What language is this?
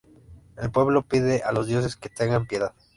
Spanish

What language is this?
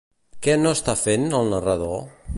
Catalan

